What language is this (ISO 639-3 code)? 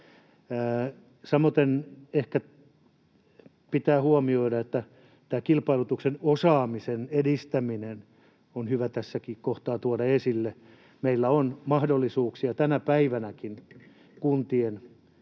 fin